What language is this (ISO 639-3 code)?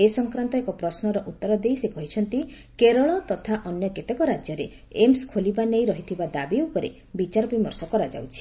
ori